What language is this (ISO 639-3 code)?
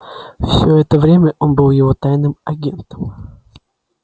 rus